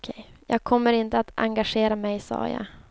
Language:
Swedish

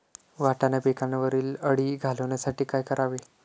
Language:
Marathi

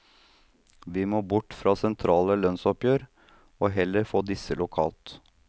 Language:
Norwegian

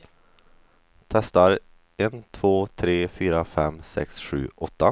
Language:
Swedish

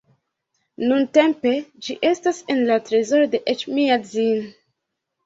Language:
Esperanto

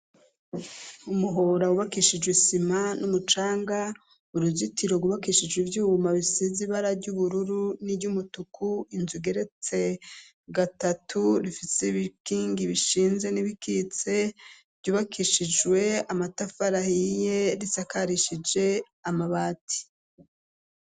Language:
Rundi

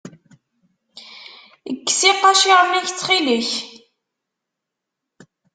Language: Kabyle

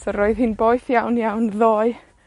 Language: Welsh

